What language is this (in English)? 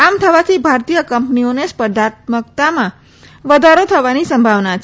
Gujarati